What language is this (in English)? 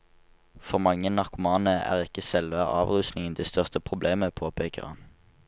Norwegian